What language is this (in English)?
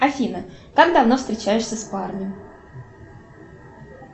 Russian